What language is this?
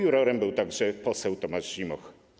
Polish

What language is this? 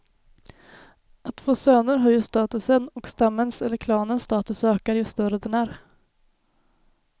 Swedish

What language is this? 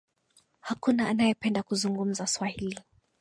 Swahili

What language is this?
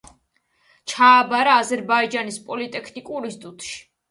Georgian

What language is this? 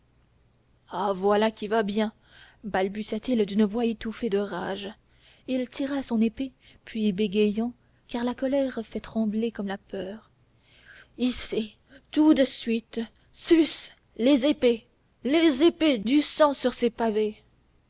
French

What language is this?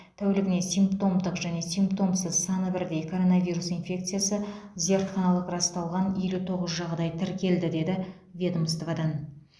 Kazakh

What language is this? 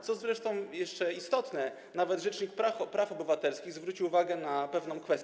Polish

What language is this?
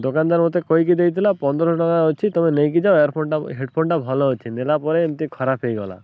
Odia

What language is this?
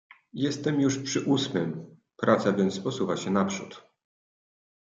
Polish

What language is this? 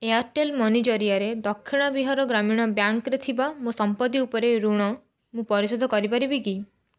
Odia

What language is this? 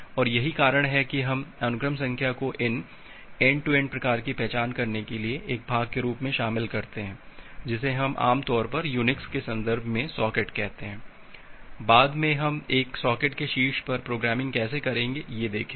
Hindi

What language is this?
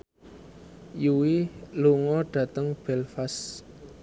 Javanese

